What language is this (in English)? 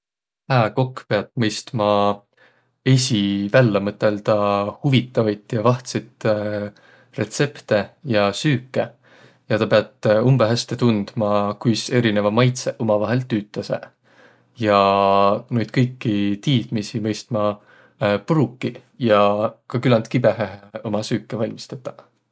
Võro